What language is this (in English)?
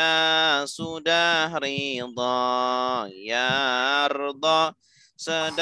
Indonesian